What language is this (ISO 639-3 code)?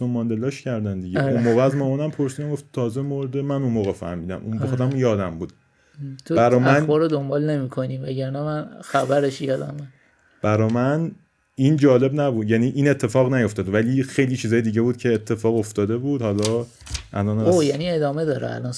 fas